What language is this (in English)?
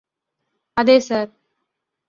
Malayalam